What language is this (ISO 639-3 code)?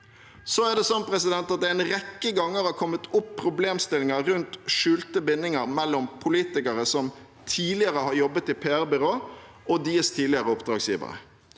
nor